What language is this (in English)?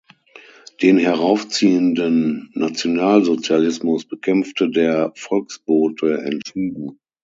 German